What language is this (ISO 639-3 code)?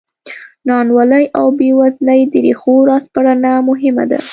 pus